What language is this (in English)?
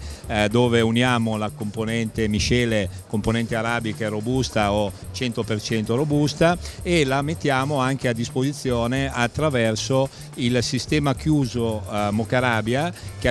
Italian